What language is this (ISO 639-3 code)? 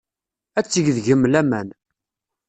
kab